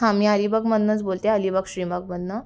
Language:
Marathi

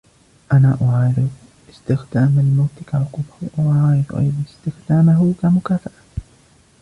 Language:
Arabic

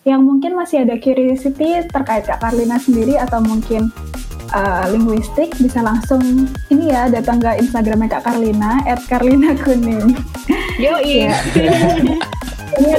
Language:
Indonesian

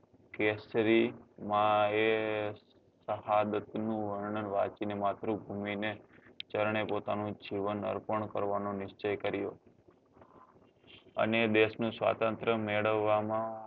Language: Gujarati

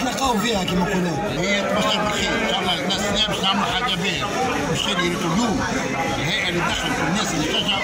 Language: Arabic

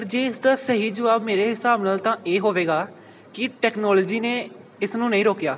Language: Punjabi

